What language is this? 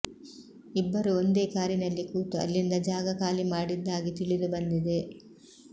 Kannada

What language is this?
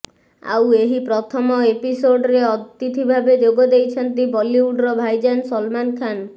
Odia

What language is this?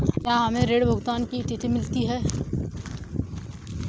Hindi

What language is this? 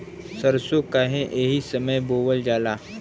Bhojpuri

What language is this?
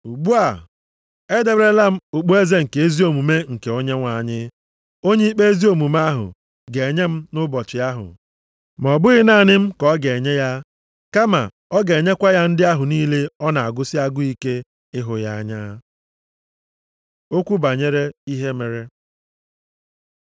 Igbo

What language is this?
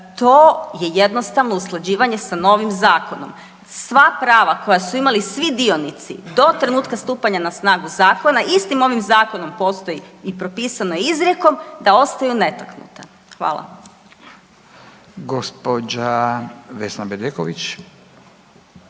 Croatian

